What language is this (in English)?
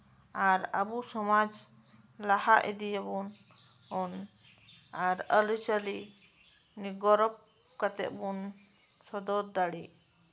Santali